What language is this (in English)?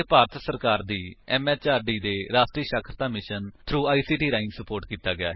Punjabi